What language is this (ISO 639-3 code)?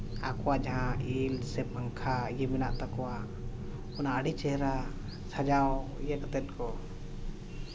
sat